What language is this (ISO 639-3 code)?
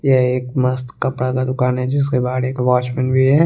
hin